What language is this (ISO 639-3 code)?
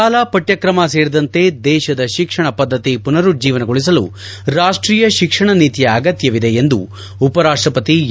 kan